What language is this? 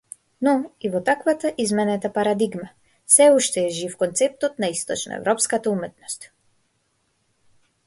Macedonian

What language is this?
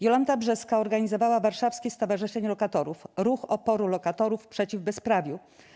Polish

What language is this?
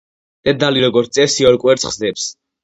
Georgian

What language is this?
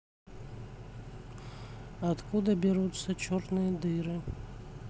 Russian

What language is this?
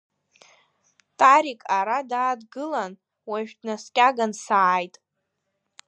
Abkhazian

